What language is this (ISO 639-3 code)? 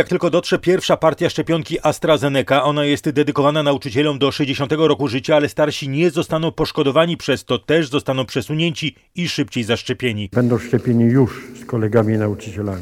pol